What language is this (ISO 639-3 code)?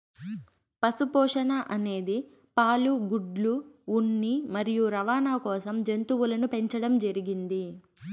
tel